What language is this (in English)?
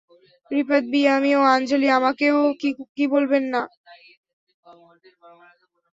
Bangla